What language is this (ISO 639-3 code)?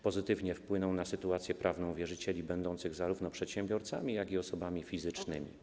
pol